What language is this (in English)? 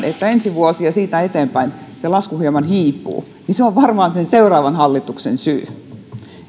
Finnish